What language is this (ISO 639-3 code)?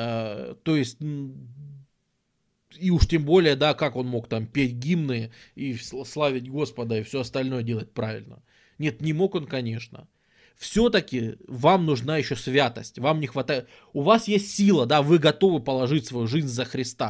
rus